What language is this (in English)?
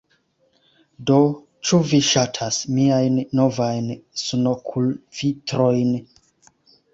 Esperanto